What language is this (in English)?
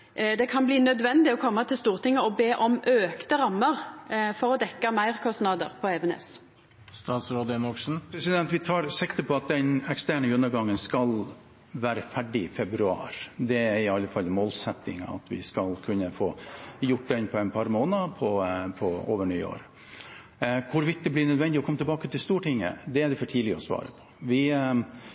Norwegian